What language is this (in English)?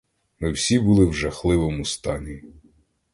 Ukrainian